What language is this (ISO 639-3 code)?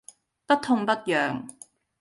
yue